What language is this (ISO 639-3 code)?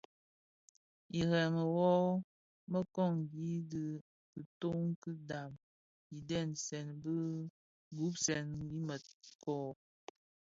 ksf